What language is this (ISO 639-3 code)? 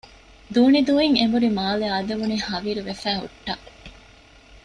div